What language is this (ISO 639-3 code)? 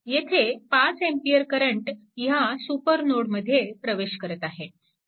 mar